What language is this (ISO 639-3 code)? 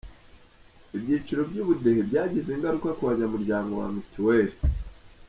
kin